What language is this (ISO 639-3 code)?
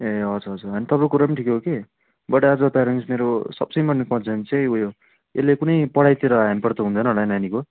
nep